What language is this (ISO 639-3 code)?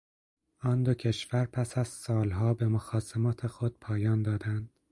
fas